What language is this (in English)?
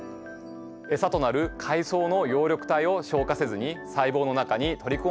Japanese